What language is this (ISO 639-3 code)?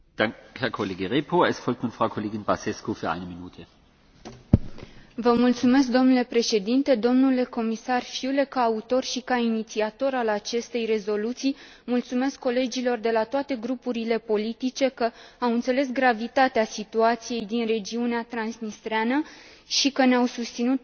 ron